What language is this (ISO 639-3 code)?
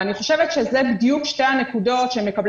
heb